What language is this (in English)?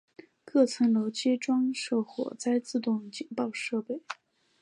Chinese